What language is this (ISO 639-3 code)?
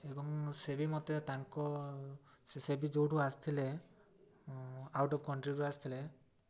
ori